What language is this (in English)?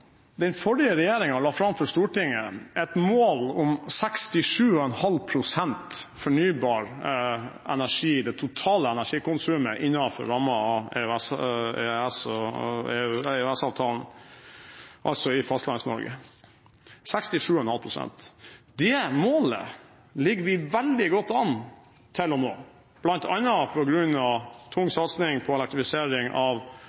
Norwegian Bokmål